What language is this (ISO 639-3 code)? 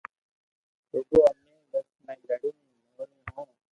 lrk